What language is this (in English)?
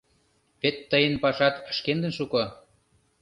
Mari